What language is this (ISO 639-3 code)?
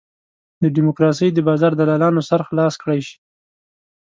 pus